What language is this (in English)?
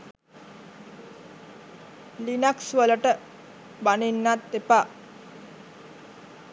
Sinhala